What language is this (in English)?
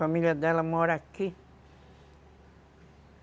Portuguese